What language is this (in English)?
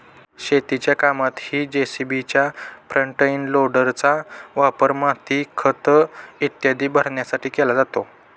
Marathi